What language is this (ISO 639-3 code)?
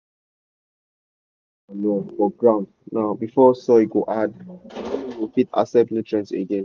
pcm